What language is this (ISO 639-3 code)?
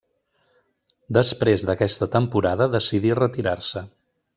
cat